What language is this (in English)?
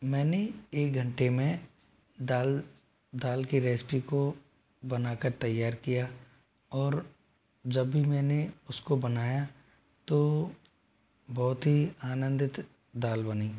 Hindi